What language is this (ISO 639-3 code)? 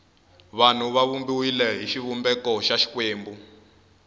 tso